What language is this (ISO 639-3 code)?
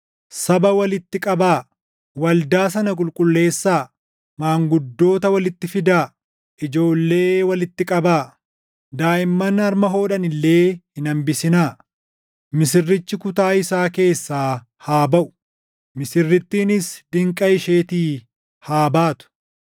orm